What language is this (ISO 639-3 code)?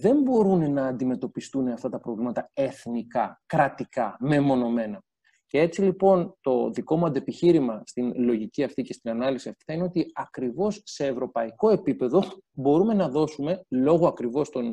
ell